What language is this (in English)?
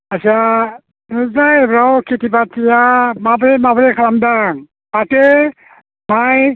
Bodo